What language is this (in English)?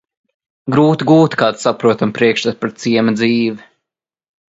Latvian